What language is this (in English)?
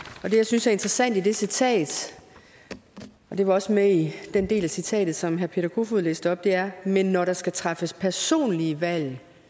Danish